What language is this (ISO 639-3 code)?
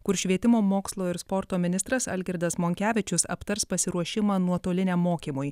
lit